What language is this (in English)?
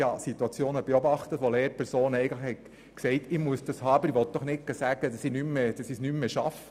Swiss German